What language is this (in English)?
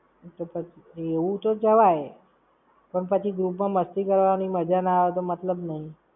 Gujarati